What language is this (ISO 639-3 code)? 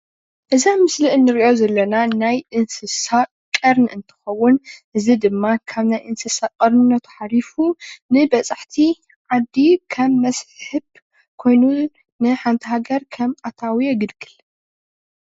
tir